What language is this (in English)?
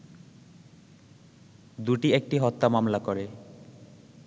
Bangla